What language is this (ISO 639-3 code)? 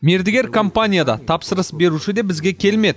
kaz